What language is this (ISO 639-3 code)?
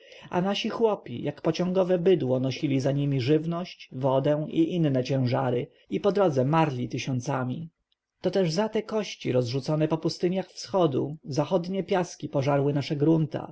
pol